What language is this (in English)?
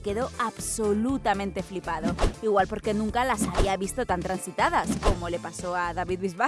Spanish